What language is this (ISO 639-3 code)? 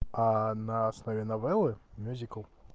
rus